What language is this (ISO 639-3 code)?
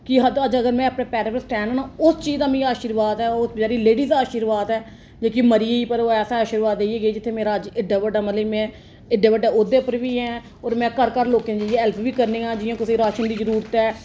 doi